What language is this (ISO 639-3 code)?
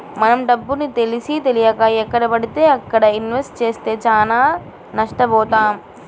tel